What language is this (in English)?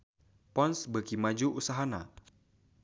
Sundanese